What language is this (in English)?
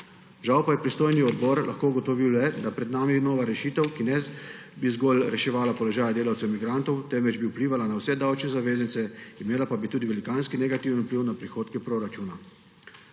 Slovenian